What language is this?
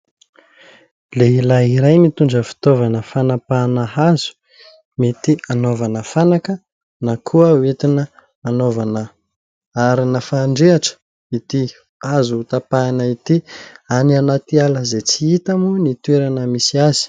Malagasy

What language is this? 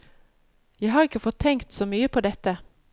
Norwegian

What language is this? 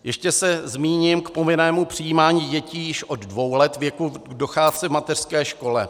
Czech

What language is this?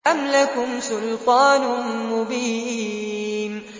Arabic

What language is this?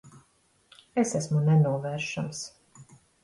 Latvian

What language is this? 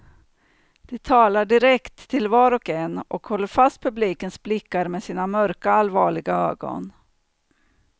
Swedish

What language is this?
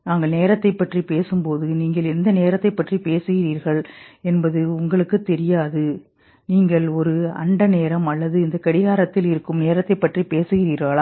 Tamil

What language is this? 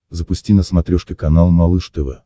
Russian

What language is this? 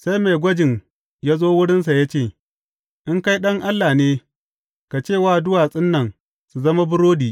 Hausa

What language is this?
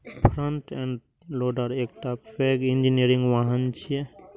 Maithili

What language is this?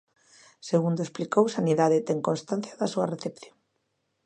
Galician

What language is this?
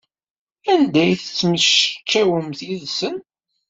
Kabyle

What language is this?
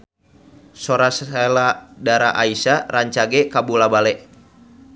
Sundanese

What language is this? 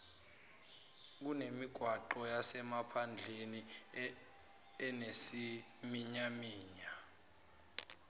Zulu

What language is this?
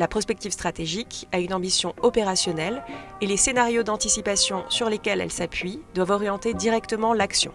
French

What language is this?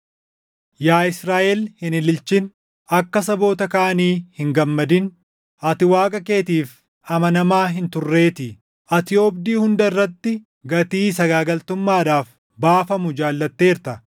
Oromo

